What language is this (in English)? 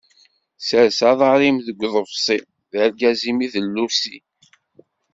Kabyle